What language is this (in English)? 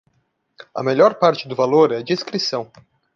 Portuguese